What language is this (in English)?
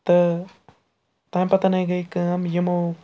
Kashmiri